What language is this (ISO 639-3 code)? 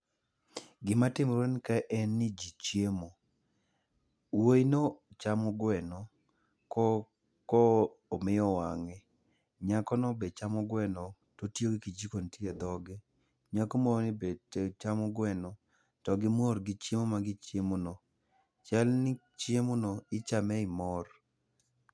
luo